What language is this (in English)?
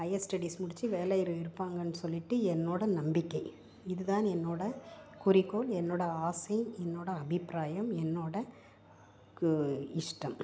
Tamil